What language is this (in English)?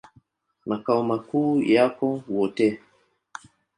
Swahili